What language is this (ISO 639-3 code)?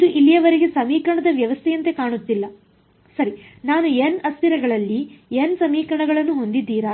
kan